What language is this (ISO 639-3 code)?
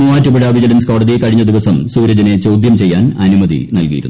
mal